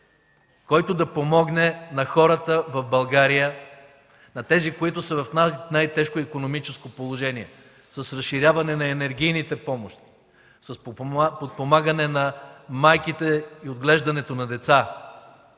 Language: Bulgarian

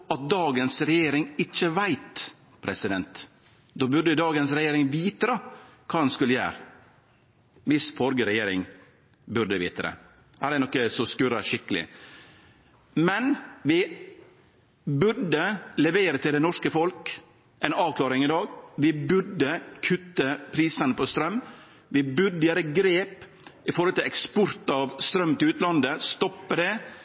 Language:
Norwegian Nynorsk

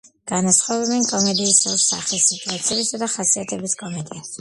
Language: Georgian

